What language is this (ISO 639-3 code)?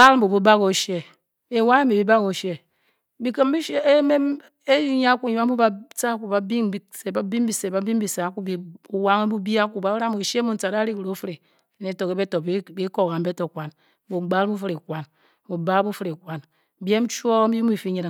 bky